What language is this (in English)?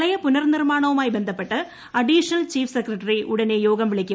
Malayalam